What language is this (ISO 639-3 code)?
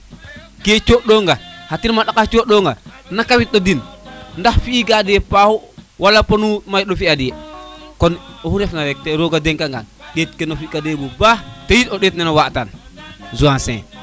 srr